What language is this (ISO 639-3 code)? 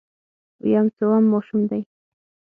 pus